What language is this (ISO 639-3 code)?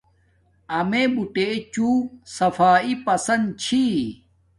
dmk